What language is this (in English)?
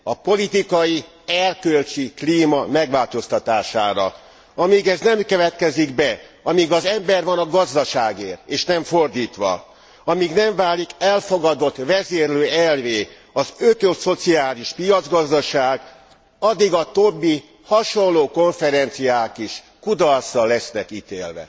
Hungarian